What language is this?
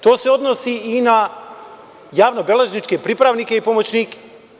Serbian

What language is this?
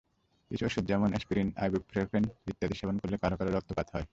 Bangla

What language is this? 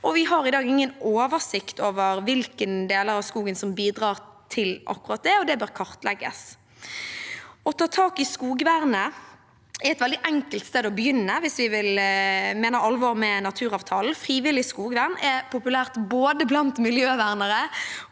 Norwegian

